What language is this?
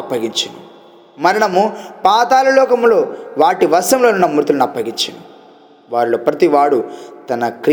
Telugu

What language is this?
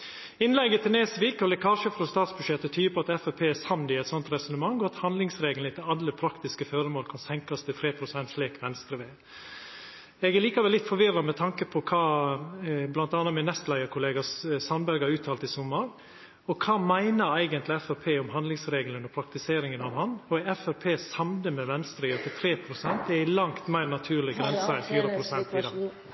Norwegian Nynorsk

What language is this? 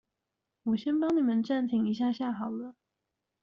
Chinese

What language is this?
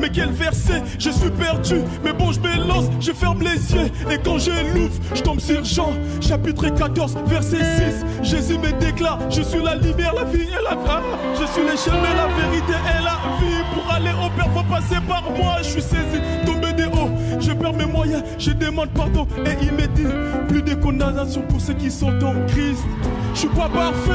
French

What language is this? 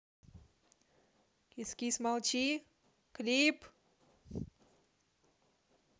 Russian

